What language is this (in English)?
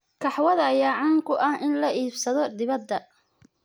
Somali